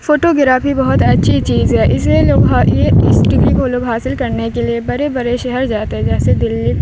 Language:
Urdu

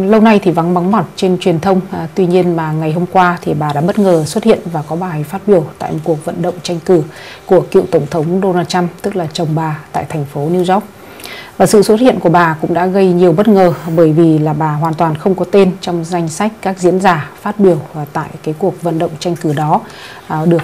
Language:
Vietnamese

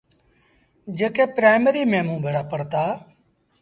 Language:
Sindhi Bhil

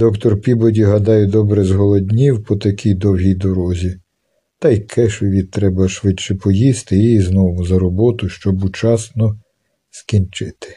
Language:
Ukrainian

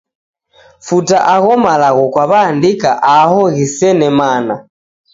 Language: Taita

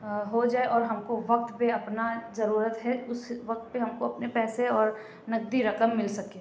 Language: Urdu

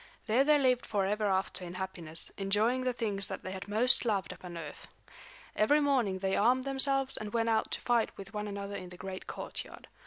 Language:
English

